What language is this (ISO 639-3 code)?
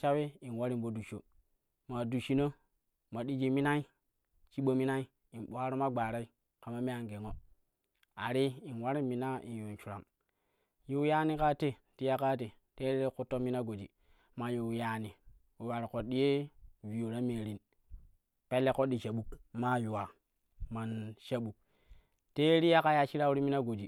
kuh